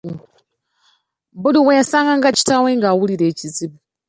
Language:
Ganda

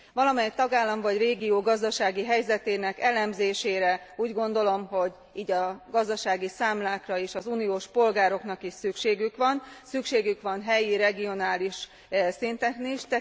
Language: Hungarian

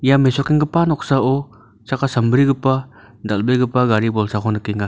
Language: Garo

